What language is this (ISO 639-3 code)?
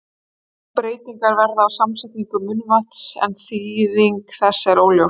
isl